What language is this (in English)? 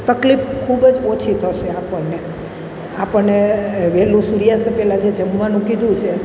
Gujarati